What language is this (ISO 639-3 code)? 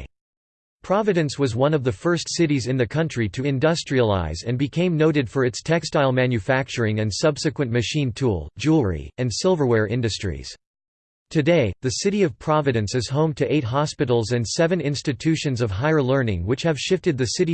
eng